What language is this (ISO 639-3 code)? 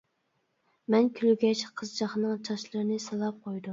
uig